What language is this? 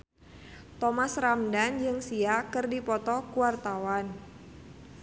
Sundanese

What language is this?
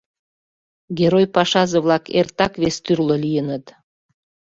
Mari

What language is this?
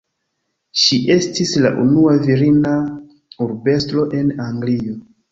Esperanto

